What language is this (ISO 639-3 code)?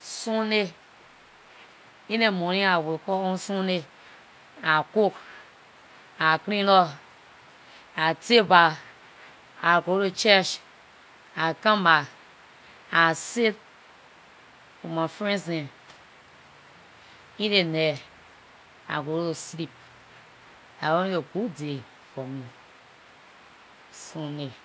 lir